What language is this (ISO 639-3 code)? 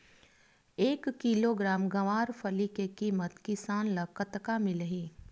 hne